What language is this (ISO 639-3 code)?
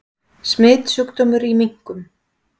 isl